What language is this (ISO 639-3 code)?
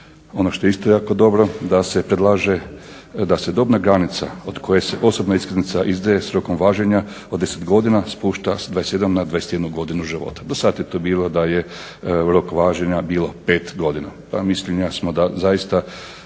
hrv